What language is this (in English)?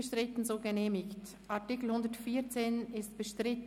Swiss German